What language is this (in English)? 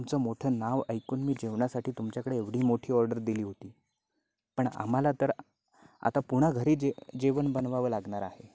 Marathi